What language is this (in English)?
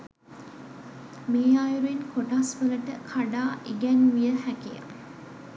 Sinhala